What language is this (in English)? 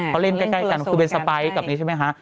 Thai